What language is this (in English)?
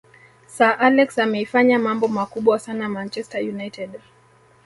Swahili